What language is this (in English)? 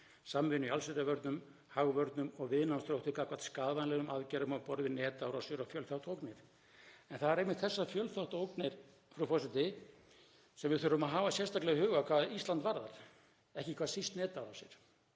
Icelandic